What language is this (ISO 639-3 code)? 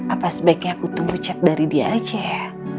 ind